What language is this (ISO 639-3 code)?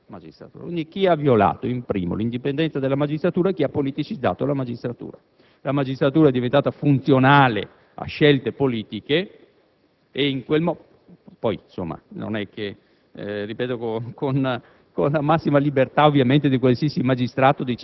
ita